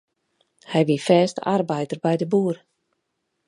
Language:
Western Frisian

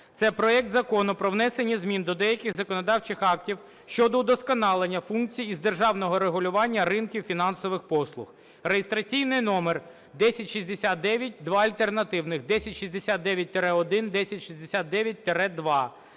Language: Ukrainian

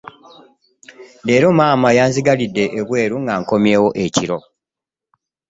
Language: Ganda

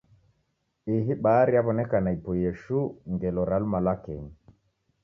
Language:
Taita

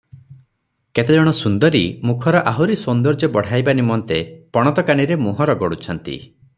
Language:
Odia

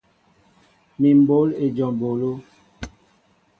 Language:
Mbo (Cameroon)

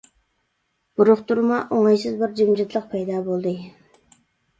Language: Uyghur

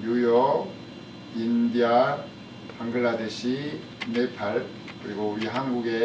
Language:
Korean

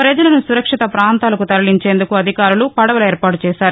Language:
Telugu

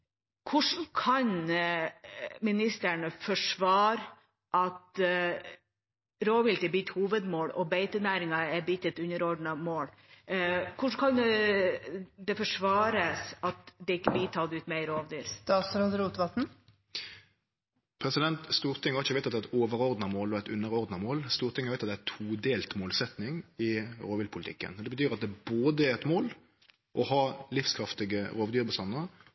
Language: Norwegian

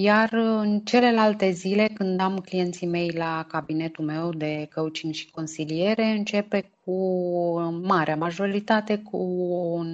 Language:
Romanian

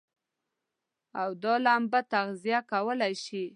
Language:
Pashto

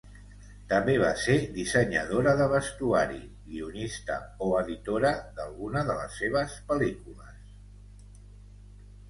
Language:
Catalan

